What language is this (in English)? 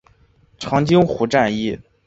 Chinese